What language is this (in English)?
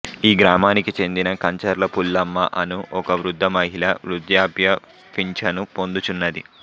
Telugu